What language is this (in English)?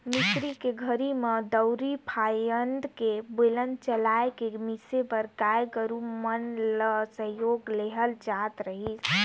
Chhattisgarhi